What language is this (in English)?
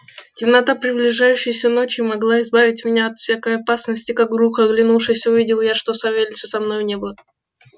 Russian